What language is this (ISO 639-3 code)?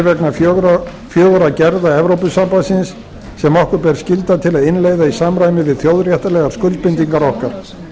isl